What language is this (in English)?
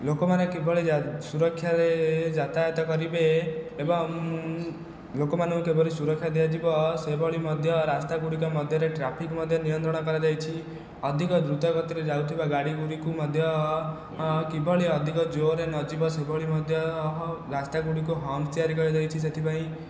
Odia